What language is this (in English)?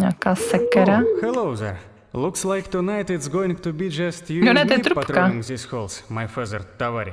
Czech